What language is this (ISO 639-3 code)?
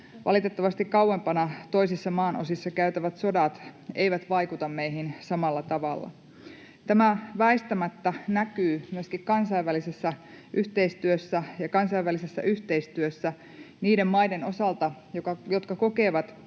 fin